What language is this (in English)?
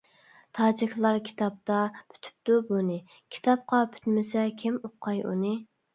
Uyghur